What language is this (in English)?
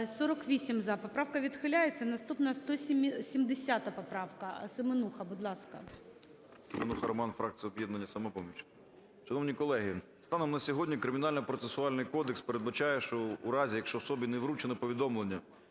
Ukrainian